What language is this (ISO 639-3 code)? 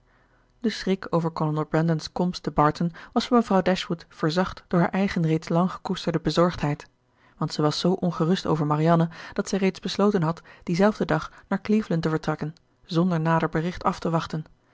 nld